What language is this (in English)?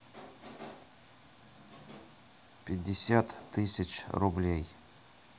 Russian